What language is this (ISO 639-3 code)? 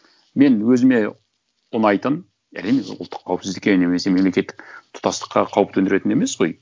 kaz